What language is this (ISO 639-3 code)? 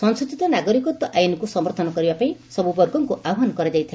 ori